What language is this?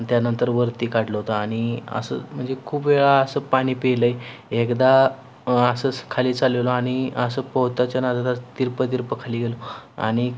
Marathi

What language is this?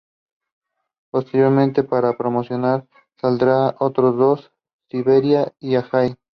Spanish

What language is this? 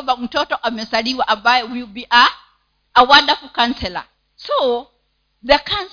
Swahili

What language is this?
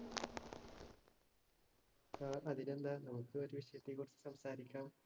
Malayalam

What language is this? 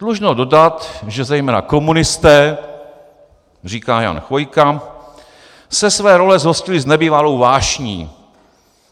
Czech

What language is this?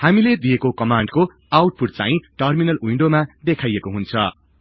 Nepali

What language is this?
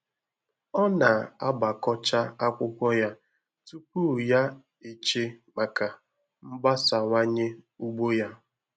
Igbo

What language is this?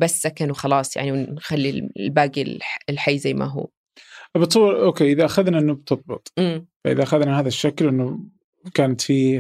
Arabic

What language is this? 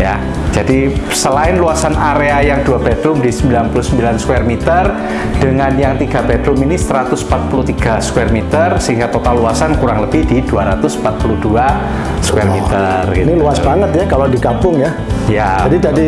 Indonesian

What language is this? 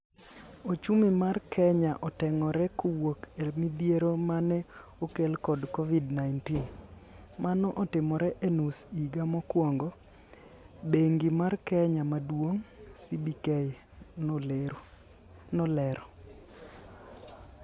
Luo (Kenya and Tanzania)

